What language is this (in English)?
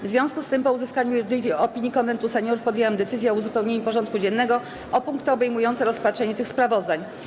Polish